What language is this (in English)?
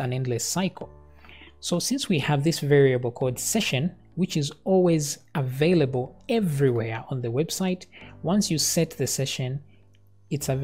English